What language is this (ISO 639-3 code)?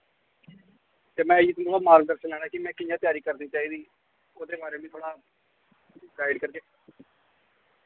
doi